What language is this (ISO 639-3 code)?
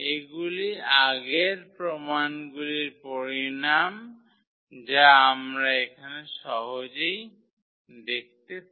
ben